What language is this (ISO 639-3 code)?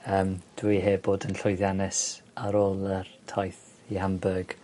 cym